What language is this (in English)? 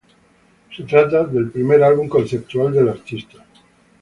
Spanish